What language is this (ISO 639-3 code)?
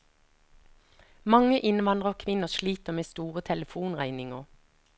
nor